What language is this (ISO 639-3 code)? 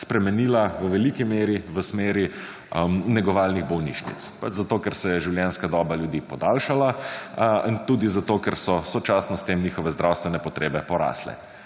slv